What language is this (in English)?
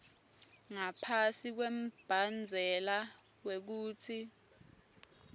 Swati